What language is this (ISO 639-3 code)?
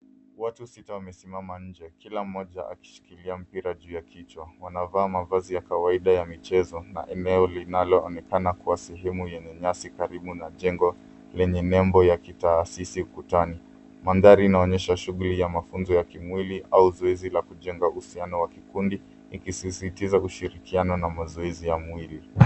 swa